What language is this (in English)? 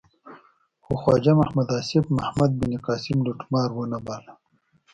Pashto